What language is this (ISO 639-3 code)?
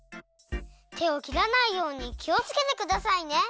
jpn